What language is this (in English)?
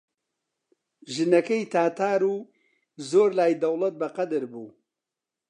Central Kurdish